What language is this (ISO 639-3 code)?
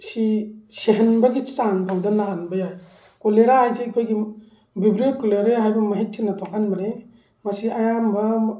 mni